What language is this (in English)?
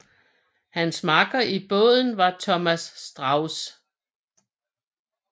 Danish